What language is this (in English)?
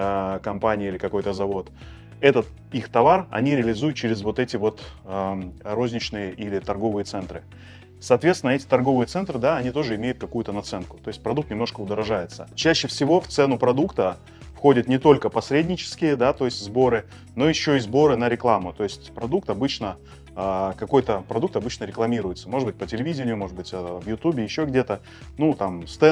Russian